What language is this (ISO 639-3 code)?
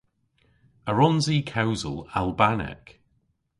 cor